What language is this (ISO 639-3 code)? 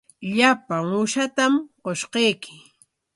qwa